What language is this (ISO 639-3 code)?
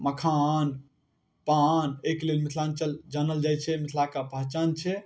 mai